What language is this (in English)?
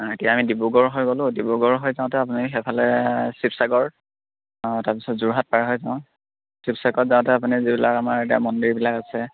Assamese